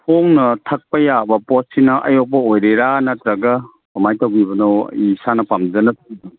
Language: Manipuri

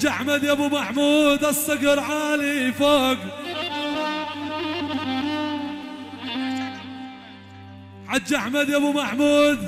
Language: Arabic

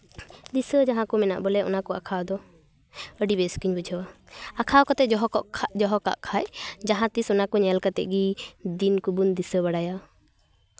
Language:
Santali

